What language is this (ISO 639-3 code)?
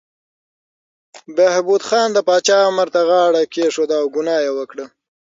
pus